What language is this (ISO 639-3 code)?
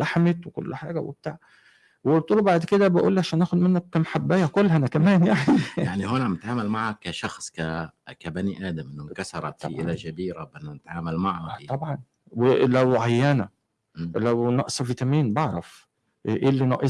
ara